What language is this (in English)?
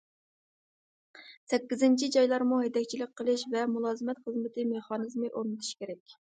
Uyghur